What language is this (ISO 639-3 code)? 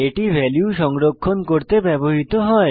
ben